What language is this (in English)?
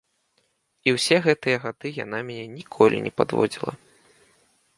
Belarusian